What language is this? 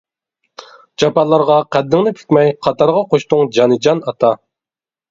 Uyghur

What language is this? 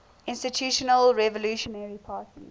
English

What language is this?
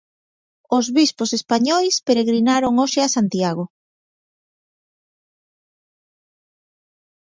Galician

